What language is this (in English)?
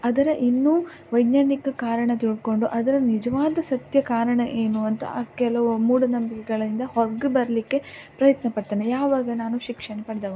Kannada